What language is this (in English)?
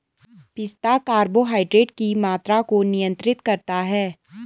Hindi